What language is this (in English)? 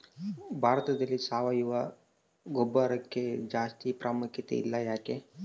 Kannada